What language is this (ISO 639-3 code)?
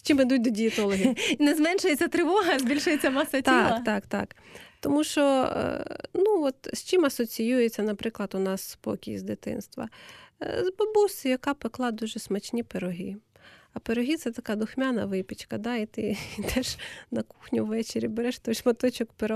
ukr